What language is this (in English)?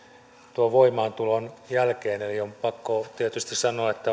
Finnish